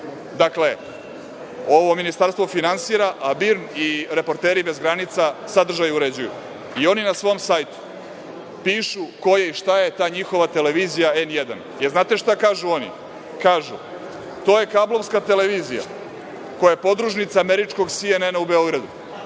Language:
Serbian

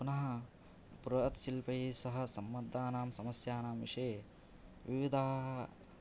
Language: Sanskrit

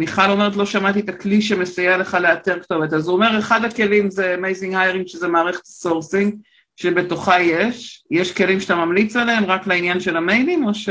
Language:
Hebrew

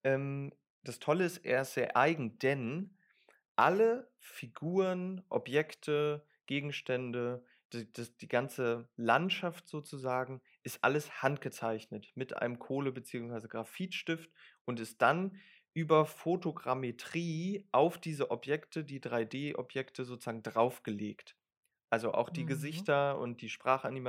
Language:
German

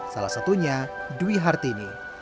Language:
Indonesian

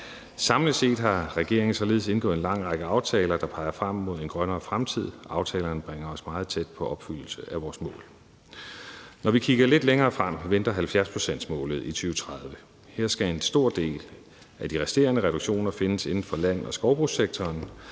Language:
Danish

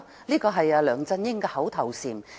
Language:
Cantonese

